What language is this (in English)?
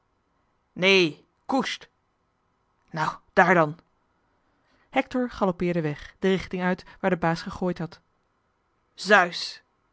Dutch